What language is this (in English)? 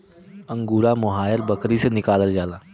Bhojpuri